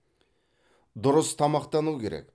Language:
Kazakh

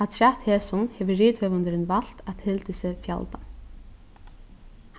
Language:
Faroese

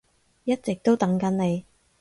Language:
Cantonese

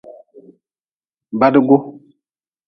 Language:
Nawdm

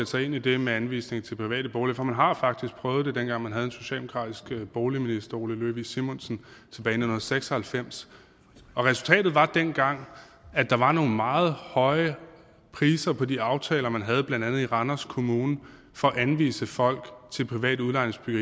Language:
Danish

